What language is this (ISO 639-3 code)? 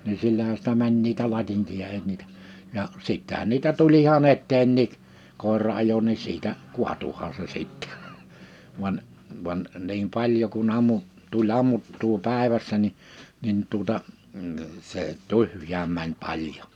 fin